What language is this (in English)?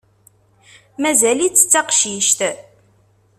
Kabyle